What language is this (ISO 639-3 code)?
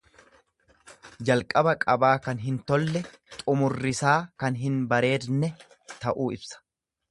orm